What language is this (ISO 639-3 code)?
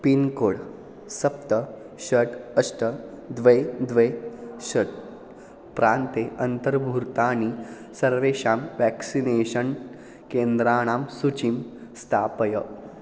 san